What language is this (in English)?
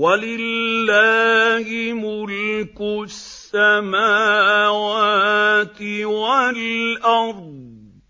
Arabic